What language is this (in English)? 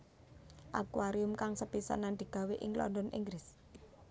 Javanese